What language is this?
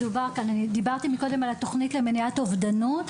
Hebrew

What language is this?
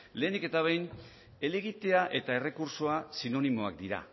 Basque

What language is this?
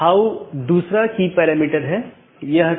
Hindi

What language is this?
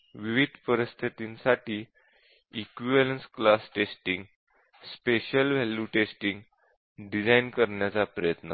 Marathi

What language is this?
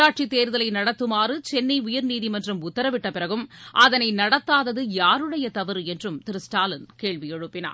Tamil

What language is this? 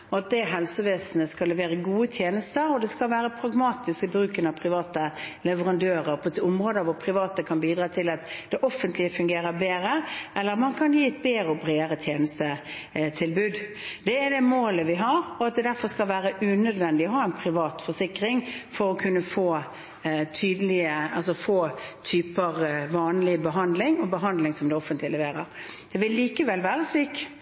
Norwegian Bokmål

